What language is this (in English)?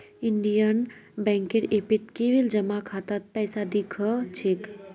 Magahi